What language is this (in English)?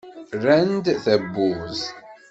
Kabyle